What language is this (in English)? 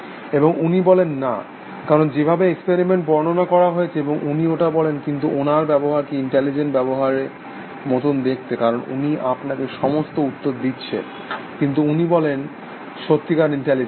Bangla